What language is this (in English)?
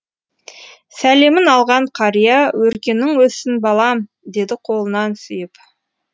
Kazakh